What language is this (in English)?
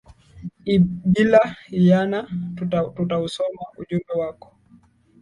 Swahili